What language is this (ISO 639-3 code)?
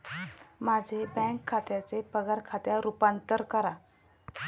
mar